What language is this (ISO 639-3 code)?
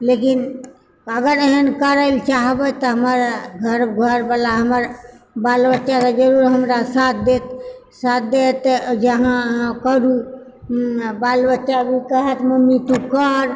mai